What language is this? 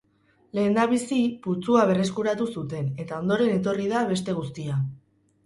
Basque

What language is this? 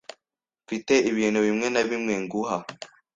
Kinyarwanda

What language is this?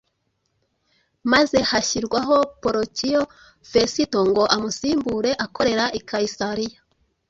Kinyarwanda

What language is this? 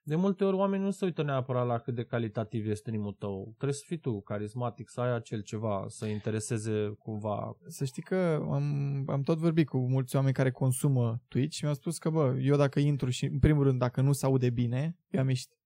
Romanian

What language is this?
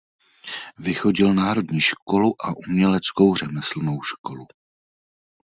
Czech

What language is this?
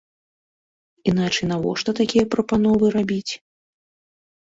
Belarusian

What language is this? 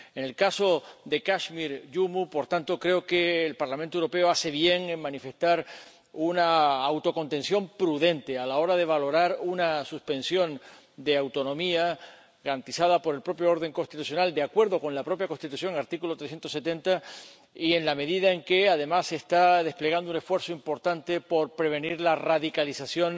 Spanish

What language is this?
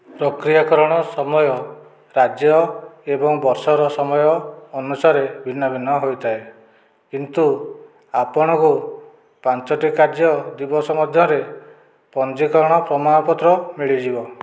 Odia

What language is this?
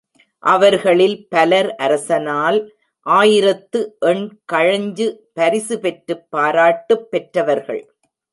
Tamil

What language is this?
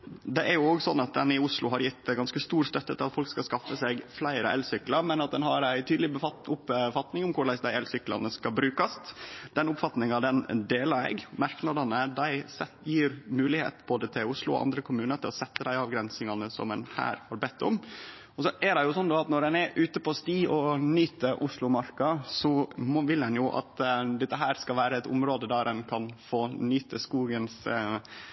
Norwegian Nynorsk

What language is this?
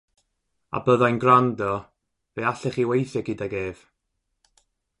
Welsh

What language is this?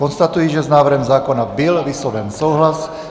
Czech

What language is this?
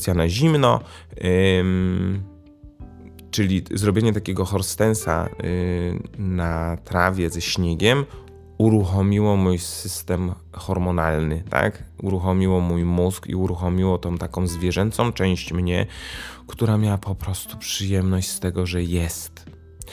Polish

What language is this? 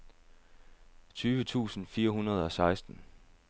Danish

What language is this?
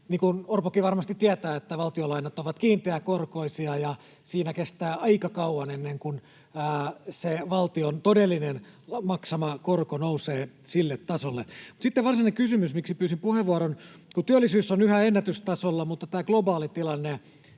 Finnish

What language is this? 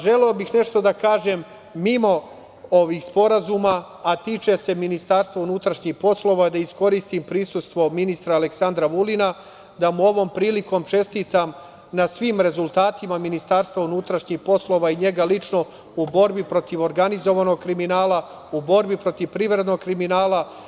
Serbian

